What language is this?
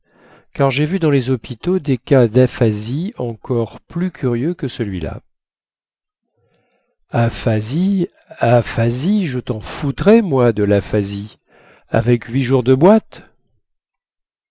French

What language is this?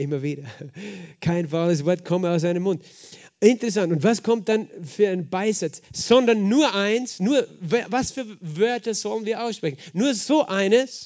German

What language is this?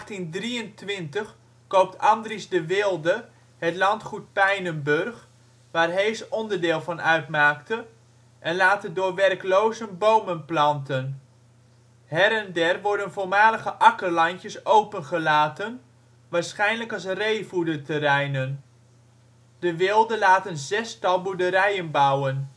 Dutch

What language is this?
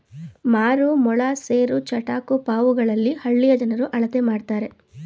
Kannada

